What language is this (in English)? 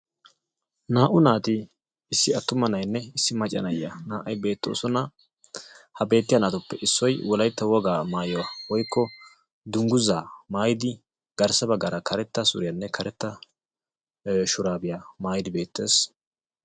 Wolaytta